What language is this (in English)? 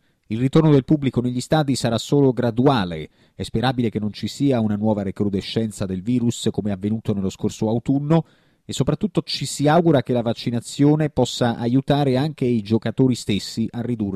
Italian